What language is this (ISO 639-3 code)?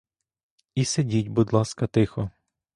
ukr